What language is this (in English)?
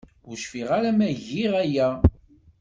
Kabyle